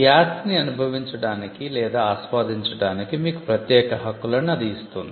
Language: Telugu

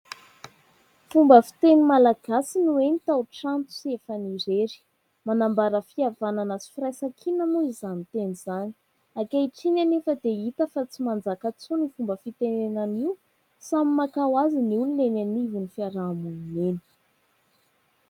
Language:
Malagasy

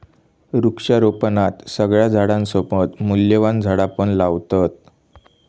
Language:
Marathi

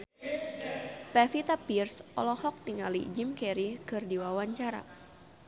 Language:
Sundanese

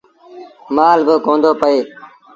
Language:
Sindhi Bhil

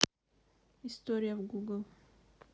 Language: Russian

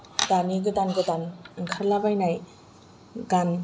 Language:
Bodo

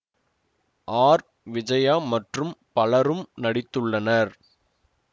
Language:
Tamil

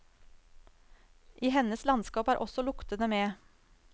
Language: Norwegian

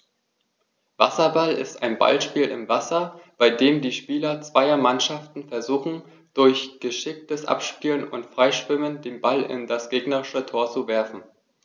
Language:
German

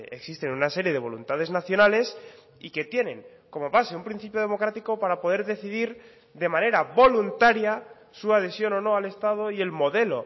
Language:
Spanish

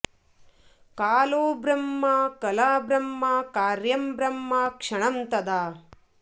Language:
Sanskrit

